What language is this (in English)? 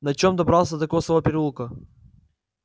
Russian